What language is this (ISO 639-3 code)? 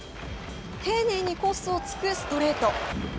jpn